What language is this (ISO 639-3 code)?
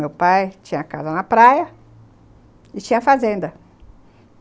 por